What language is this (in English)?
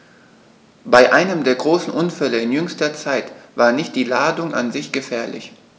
German